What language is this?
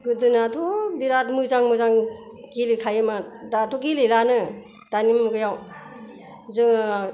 Bodo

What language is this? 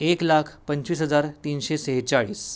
Marathi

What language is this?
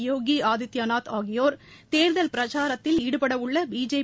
Tamil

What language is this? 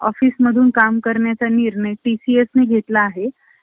Marathi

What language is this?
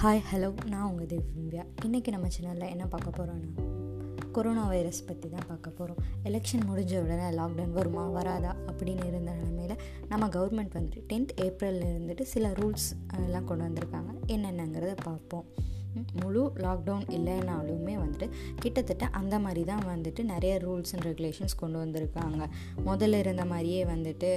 Tamil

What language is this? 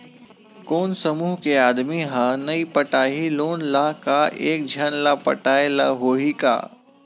Chhattisgarhi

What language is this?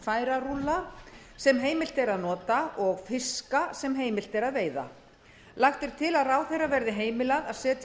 Icelandic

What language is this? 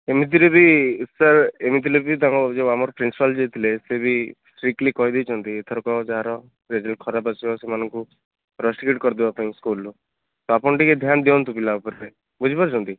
Odia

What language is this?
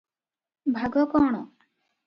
Odia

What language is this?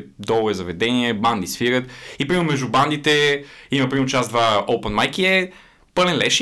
Bulgarian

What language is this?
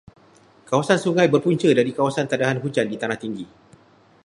Malay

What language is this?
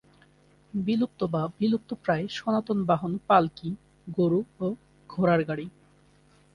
Bangla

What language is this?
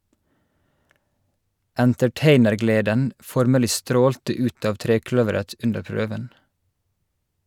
Norwegian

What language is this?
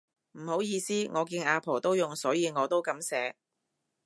Cantonese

